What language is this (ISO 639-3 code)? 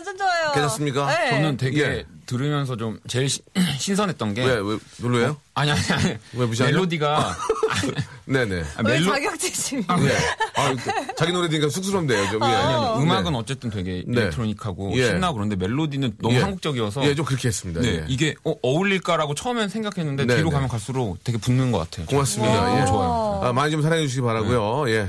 kor